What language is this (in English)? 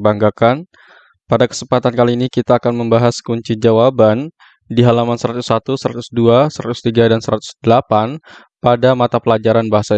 Indonesian